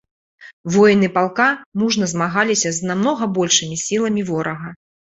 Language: Belarusian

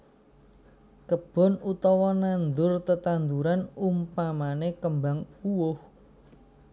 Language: Javanese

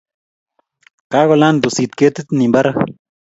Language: Kalenjin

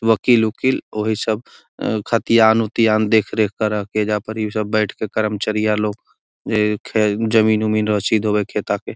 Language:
Magahi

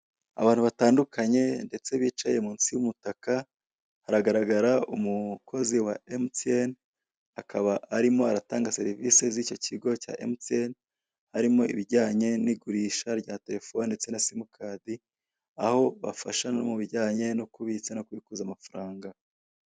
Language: Kinyarwanda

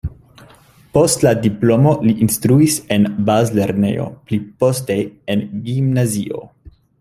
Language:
Esperanto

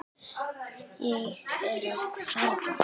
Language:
Icelandic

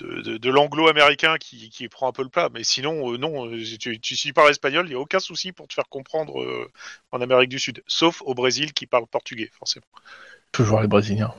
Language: French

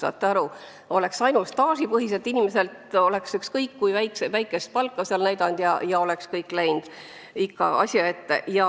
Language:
Estonian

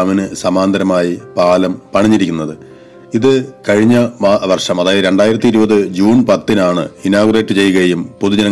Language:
Hindi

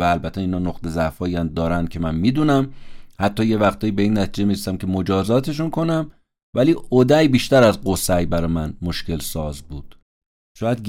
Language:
Persian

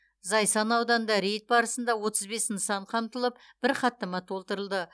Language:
Kazakh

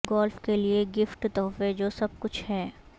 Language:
Urdu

